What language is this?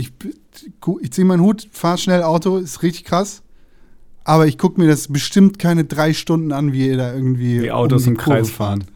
German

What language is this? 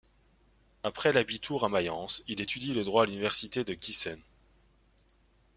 French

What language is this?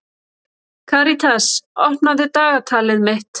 Icelandic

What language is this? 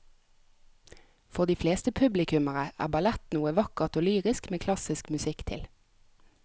Norwegian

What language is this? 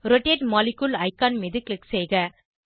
Tamil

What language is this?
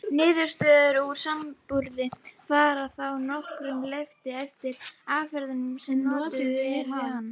Icelandic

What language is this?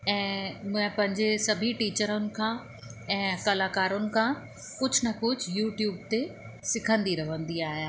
Sindhi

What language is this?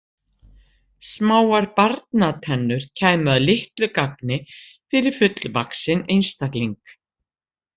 Icelandic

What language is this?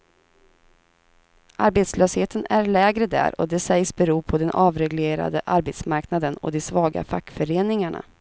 Swedish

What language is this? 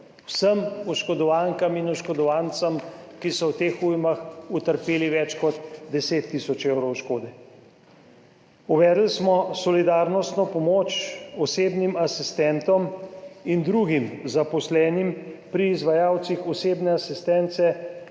Slovenian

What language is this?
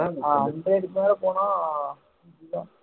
Tamil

